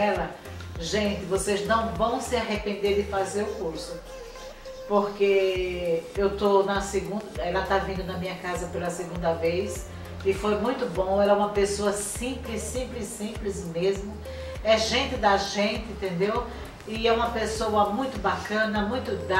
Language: Portuguese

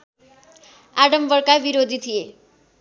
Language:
Nepali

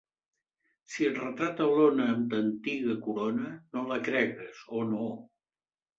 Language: Catalan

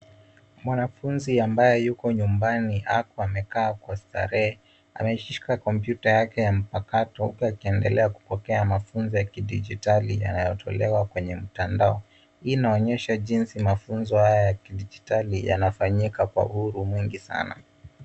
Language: Swahili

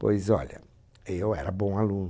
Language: Portuguese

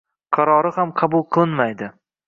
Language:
Uzbek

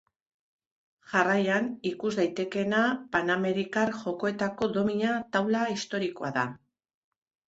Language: Basque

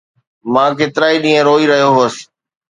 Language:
Sindhi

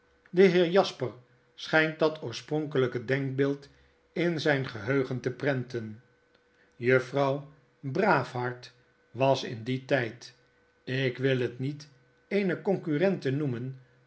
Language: Dutch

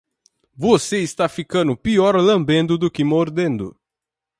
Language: Portuguese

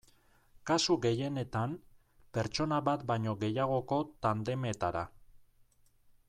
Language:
Basque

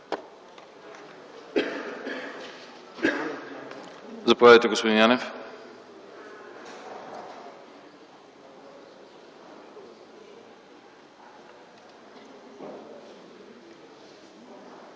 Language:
Bulgarian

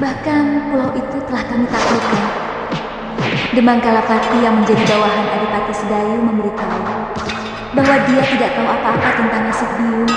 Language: Indonesian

